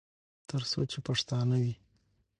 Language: Pashto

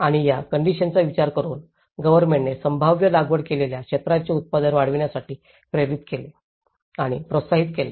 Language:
Marathi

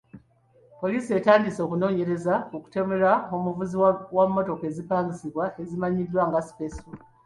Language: Ganda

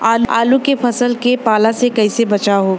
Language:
Bhojpuri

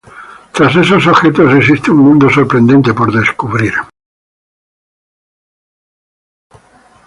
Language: Spanish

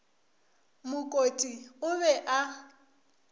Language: Northern Sotho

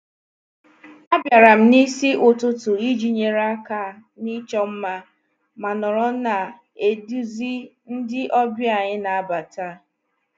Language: Igbo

